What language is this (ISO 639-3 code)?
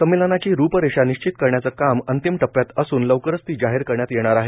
mar